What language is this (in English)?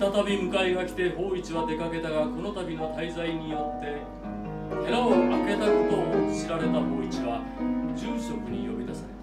Japanese